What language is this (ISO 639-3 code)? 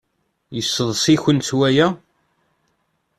kab